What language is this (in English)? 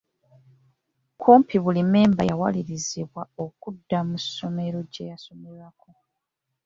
Ganda